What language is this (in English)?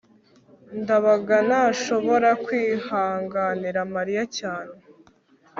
Kinyarwanda